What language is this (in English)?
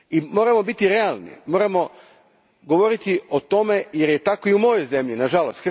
Croatian